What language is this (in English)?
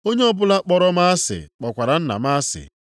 Igbo